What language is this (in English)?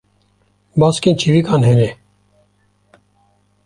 Kurdish